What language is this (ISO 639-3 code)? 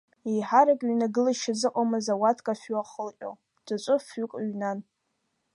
abk